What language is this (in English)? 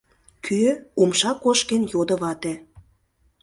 Mari